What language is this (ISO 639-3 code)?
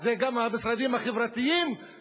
heb